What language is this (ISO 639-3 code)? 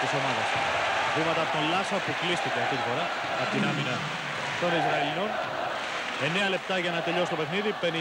ell